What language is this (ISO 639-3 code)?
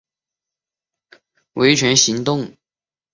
zho